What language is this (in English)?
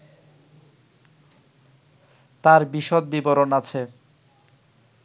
Bangla